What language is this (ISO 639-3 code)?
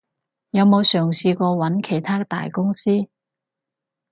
yue